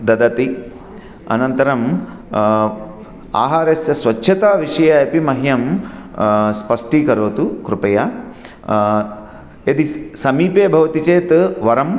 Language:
Sanskrit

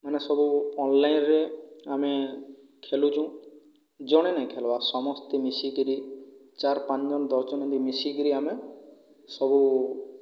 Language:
Odia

